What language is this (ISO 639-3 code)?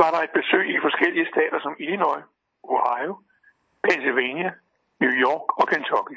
dan